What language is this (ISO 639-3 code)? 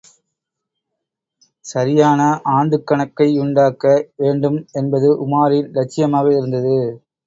tam